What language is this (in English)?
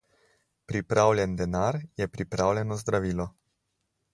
Slovenian